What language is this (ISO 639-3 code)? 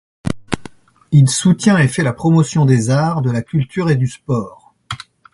fra